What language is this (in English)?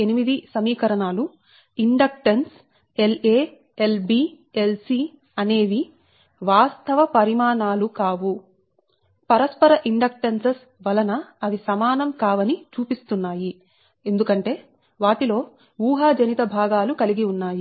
Telugu